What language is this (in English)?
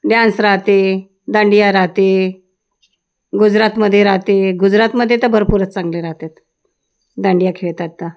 Marathi